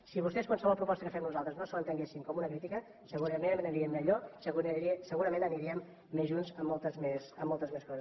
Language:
Catalan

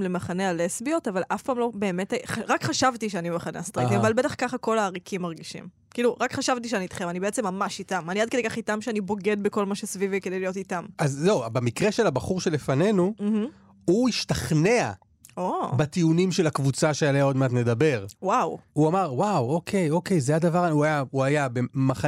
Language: Hebrew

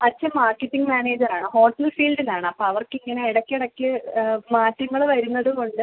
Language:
Malayalam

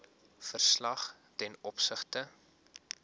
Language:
Afrikaans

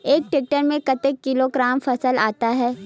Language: Chhattisgarhi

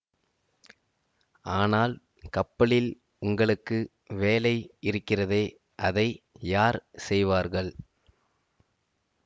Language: Tamil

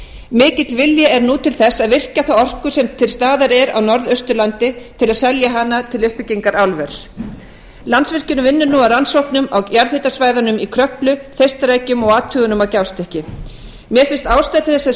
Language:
Icelandic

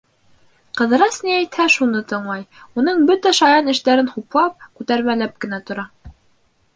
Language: Bashkir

